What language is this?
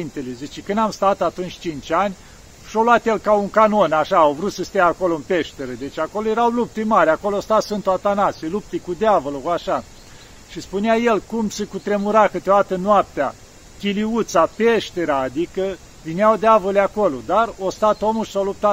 Romanian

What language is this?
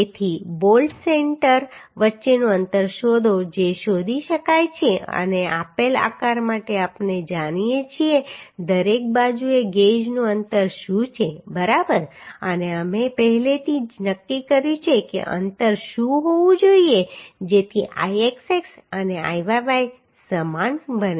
Gujarati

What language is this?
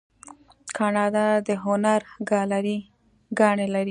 Pashto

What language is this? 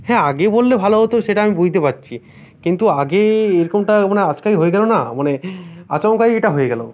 Bangla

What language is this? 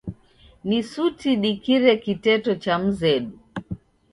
Taita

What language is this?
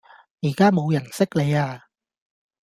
Cantonese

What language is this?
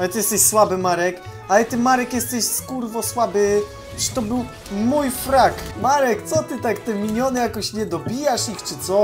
Polish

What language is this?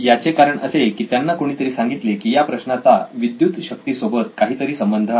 Marathi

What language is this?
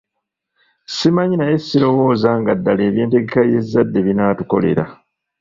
Ganda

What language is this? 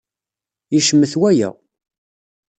Kabyle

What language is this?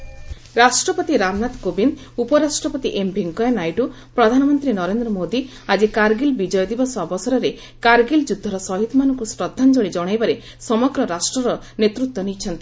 Odia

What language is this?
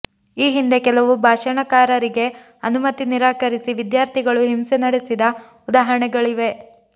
Kannada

